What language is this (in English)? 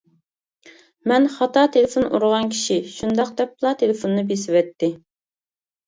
Uyghur